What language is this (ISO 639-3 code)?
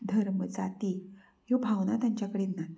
kok